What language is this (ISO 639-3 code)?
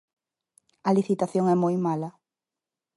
glg